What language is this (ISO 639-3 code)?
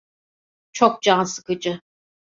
tur